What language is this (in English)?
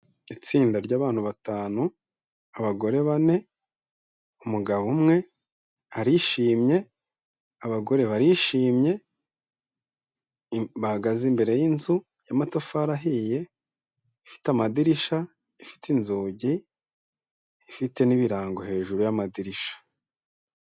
Kinyarwanda